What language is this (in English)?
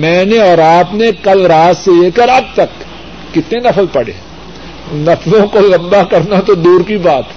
Urdu